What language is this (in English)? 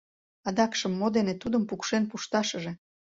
Mari